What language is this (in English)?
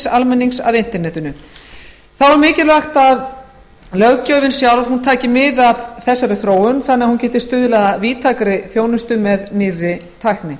Icelandic